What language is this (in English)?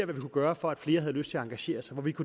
Danish